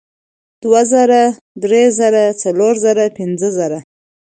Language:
Pashto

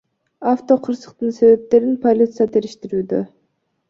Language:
Kyrgyz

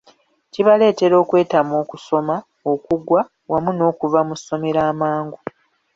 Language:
Ganda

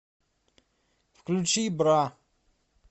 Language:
Russian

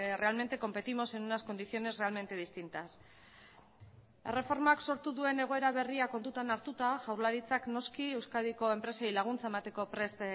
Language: Basque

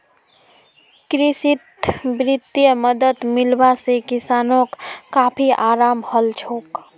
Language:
Magahi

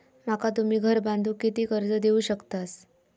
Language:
Marathi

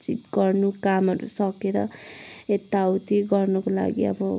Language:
Nepali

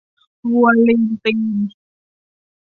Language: Thai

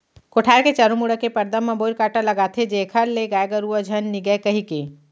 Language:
Chhattisgarhi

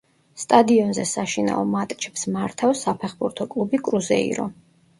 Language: Georgian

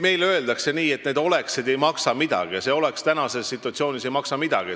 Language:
Estonian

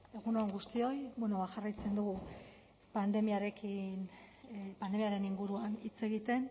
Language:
Basque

